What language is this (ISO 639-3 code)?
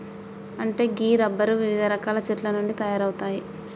tel